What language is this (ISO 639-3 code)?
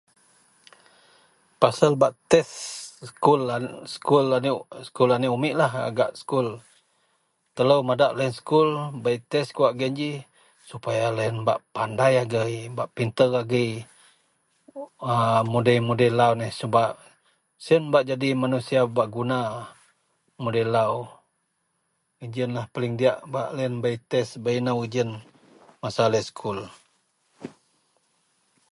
mel